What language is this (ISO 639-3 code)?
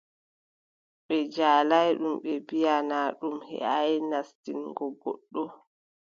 fub